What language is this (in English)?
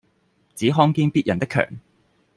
Cantonese